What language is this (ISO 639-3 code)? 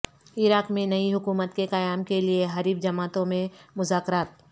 urd